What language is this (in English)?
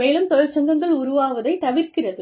Tamil